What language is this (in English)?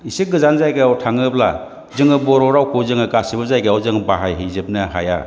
Bodo